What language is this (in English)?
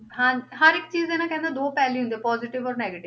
Punjabi